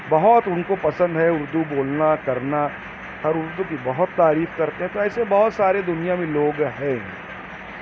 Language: Urdu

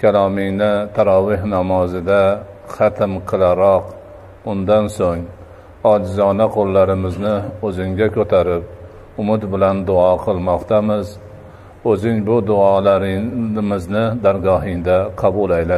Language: Turkish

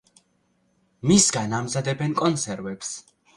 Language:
Georgian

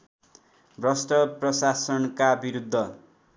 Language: Nepali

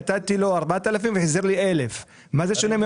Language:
Hebrew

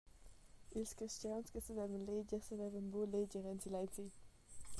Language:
Romansh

